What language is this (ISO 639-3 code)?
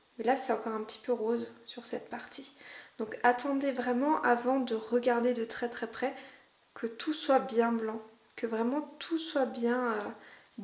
fra